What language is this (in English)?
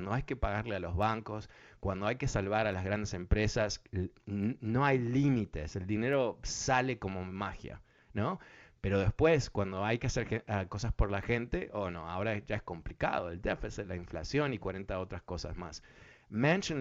Spanish